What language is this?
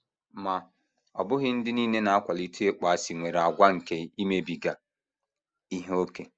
Igbo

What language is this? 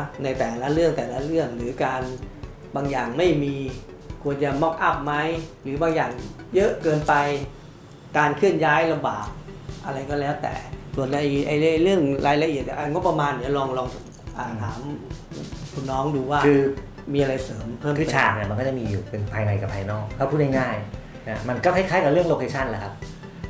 Thai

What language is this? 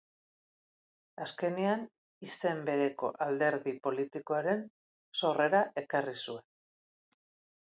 Basque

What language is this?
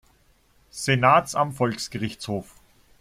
German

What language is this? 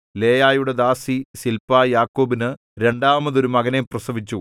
Malayalam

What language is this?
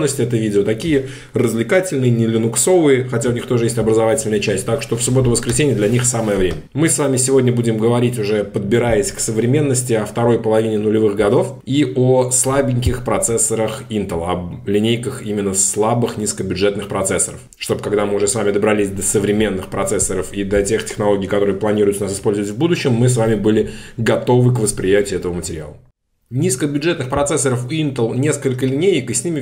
Russian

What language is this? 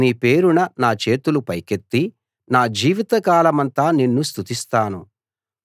Telugu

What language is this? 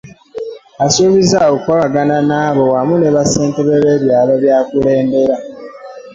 Ganda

